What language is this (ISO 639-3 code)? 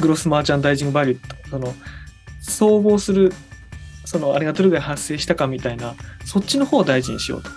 jpn